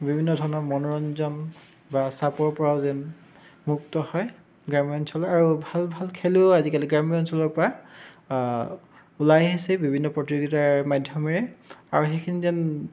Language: Assamese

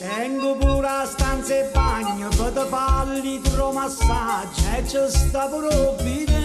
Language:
Italian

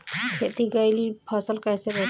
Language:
Bhojpuri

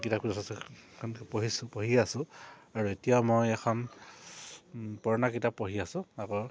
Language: Assamese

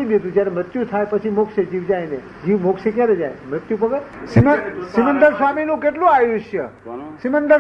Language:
Gujarati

